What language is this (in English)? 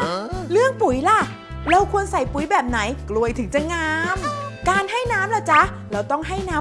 Thai